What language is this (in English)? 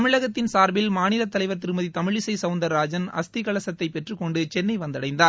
Tamil